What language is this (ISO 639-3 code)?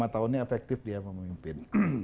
ind